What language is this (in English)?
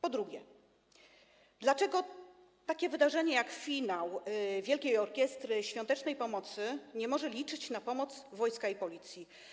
Polish